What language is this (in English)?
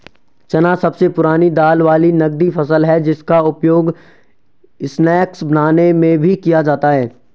Hindi